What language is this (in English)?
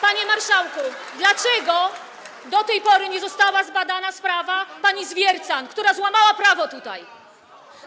Polish